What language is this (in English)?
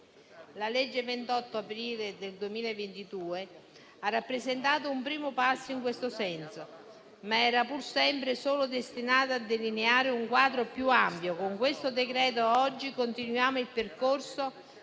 Italian